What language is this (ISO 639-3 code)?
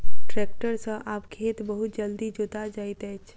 mai